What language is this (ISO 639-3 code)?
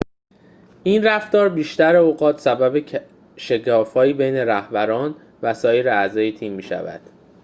fas